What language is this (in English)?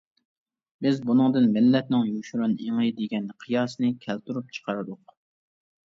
Uyghur